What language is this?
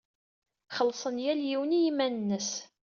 Kabyle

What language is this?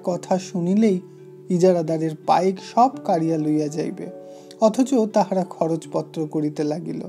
Hindi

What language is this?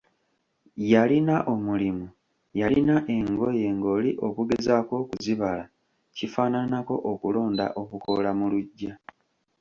Ganda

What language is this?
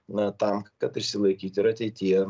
Lithuanian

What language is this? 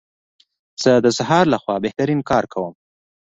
Pashto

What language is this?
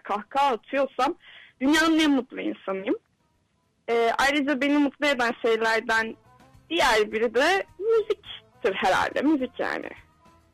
Turkish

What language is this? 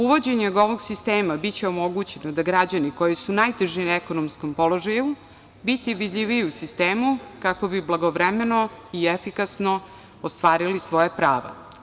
Serbian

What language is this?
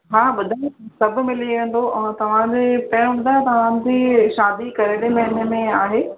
Sindhi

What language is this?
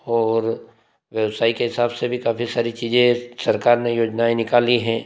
Hindi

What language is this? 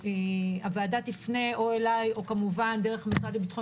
Hebrew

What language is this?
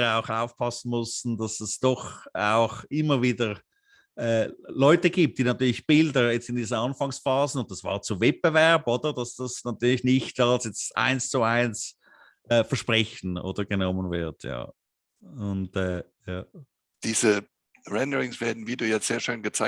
German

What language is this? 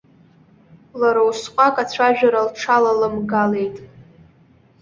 Abkhazian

